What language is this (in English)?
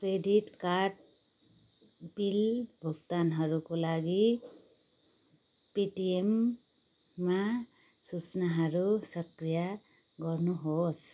Nepali